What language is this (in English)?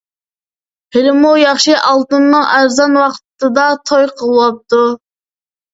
Uyghur